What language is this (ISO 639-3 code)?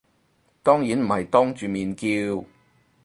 yue